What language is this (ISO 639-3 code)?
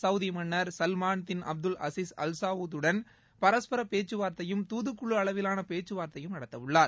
tam